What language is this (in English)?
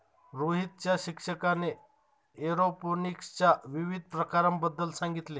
Marathi